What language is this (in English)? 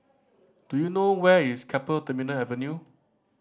English